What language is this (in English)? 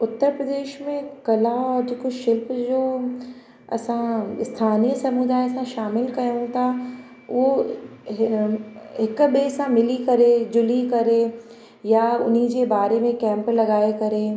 Sindhi